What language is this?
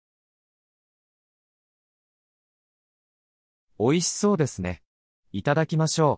Japanese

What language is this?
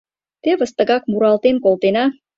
Mari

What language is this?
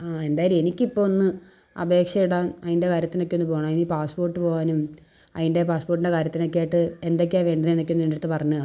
Malayalam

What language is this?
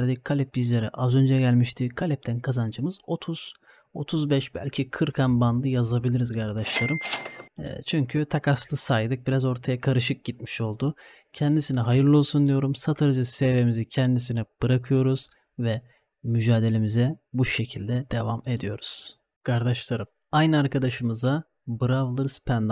Turkish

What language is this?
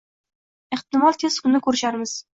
Uzbek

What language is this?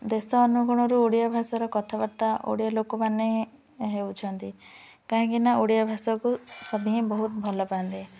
Odia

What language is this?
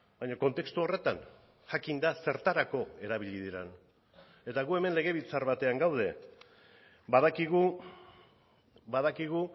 Basque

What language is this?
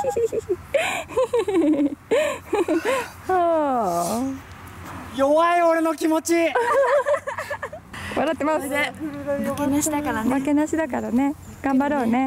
Japanese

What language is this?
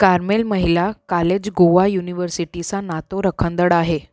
Sindhi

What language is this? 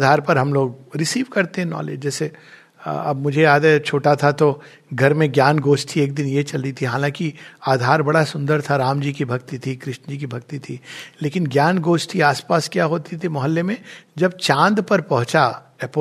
Hindi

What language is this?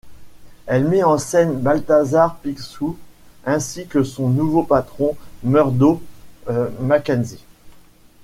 French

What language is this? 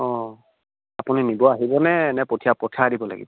Assamese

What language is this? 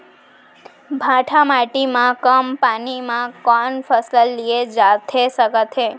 Chhattisgarhi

